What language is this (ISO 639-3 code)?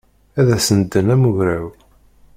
kab